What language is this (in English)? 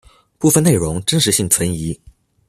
Chinese